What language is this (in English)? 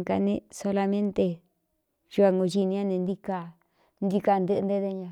Cuyamecalco Mixtec